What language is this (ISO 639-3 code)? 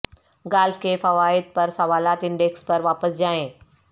urd